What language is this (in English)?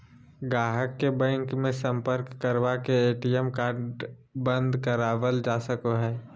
Magahi